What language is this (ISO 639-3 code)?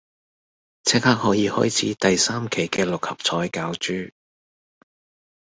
yue